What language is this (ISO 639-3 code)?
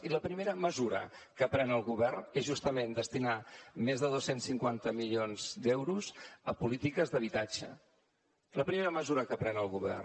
cat